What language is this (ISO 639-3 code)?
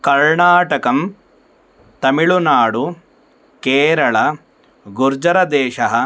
san